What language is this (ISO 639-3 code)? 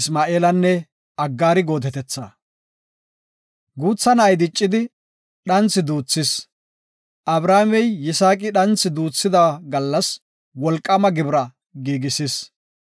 gof